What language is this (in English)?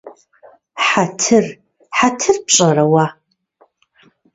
Kabardian